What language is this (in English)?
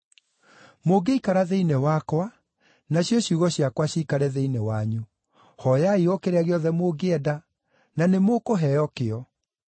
Kikuyu